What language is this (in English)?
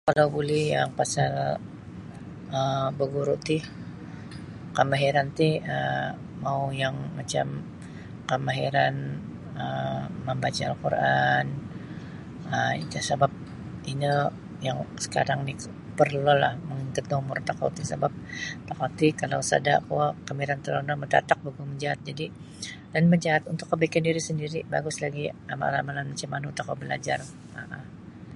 Sabah Bisaya